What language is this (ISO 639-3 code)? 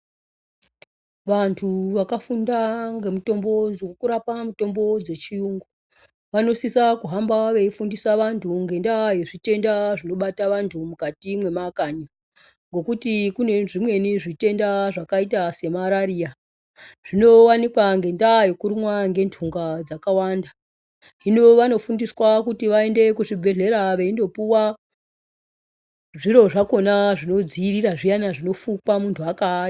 ndc